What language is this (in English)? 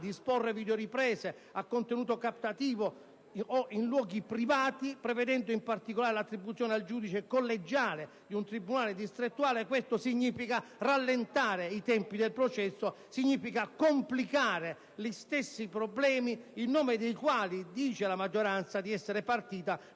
Italian